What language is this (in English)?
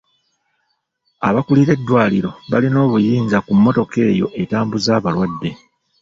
Ganda